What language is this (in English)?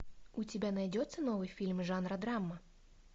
Russian